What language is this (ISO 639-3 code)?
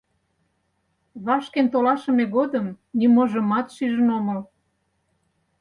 chm